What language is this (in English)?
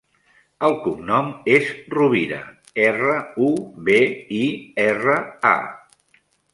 Catalan